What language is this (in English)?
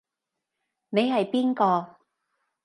Cantonese